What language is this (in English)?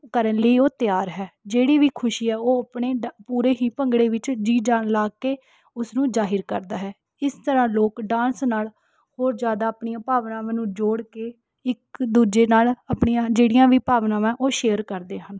Punjabi